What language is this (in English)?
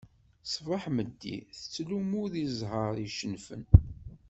Kabyle